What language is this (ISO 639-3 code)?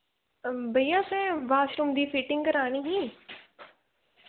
doi